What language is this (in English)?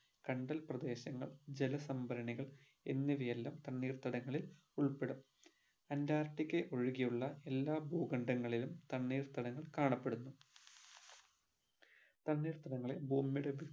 Malayalam